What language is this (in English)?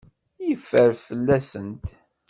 Kabyle